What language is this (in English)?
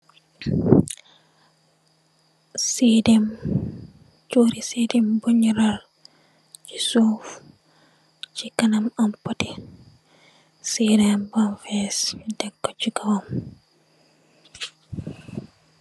Wolof